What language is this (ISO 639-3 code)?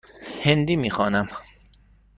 fas